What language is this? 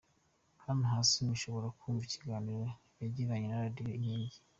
Kinyarwanda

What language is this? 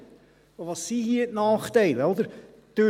Swiss German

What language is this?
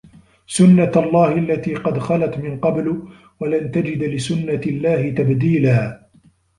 Arabic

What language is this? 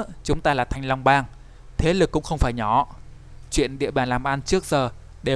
Vietnamese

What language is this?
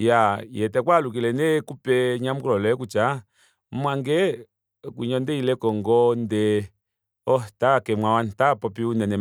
Kuanyama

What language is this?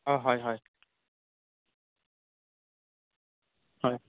Assamese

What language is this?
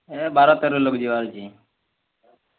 Odia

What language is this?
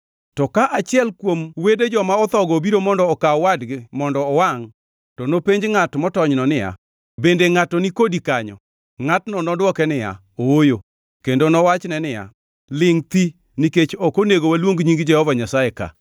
Luo (Kenya and Tanzania)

